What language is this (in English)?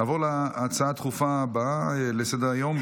Hebrew